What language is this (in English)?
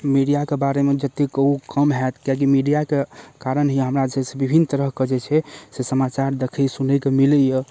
Maithili